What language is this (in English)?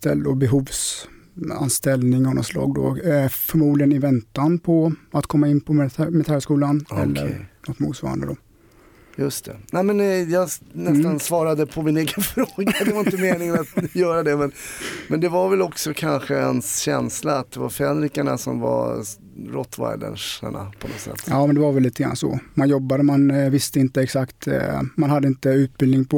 Swedish